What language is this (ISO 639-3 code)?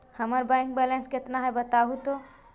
mag